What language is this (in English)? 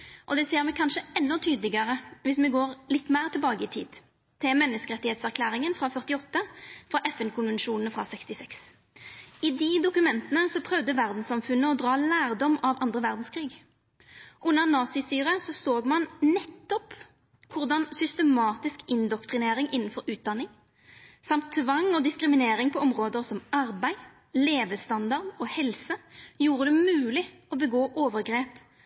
Norwegian Nynorsk